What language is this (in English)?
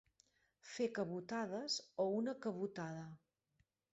Catalan